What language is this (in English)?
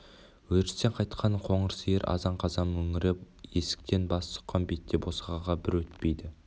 Kazakh